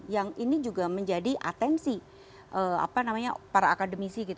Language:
Indonesian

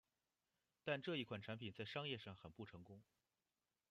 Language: Chinese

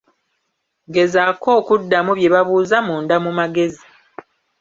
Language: Ganda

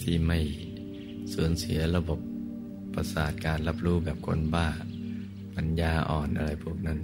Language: Thai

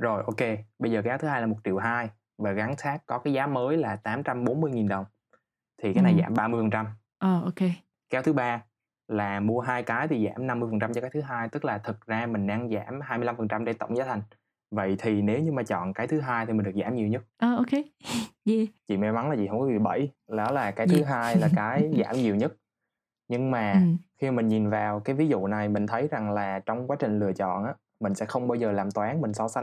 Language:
Vietnamese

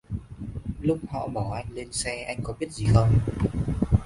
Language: Vietnamese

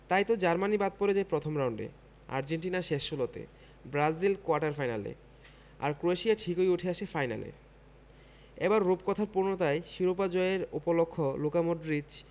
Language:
Bangla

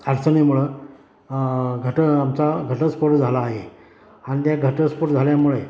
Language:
Marathi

